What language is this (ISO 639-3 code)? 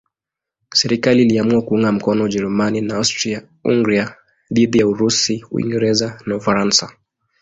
swa